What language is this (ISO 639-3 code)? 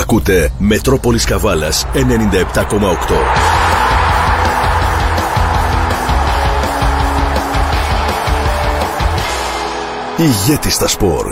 ell